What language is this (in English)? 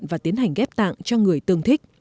Vietnamese